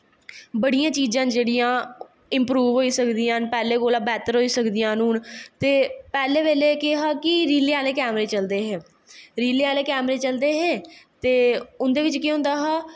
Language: Dogri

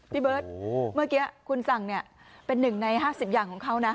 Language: Thai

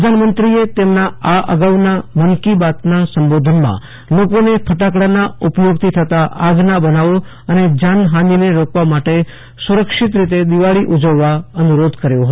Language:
Gujarati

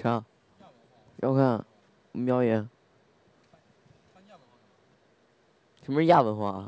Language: Chinese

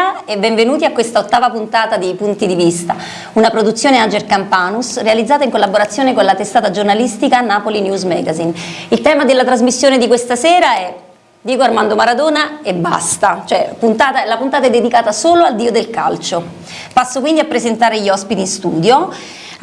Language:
Italian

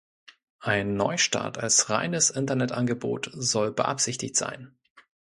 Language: German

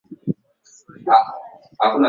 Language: Swahili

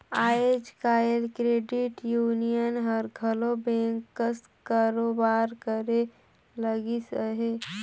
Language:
Chhattisgarhi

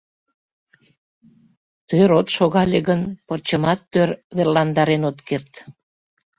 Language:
Mari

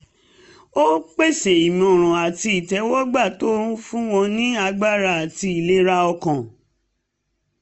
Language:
Yoruba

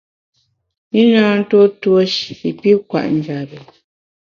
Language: Bamun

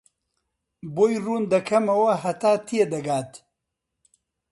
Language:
Central Kurdish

